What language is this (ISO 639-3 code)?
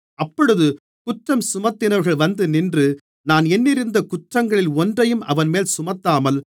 tam